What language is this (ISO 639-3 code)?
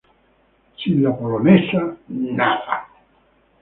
spa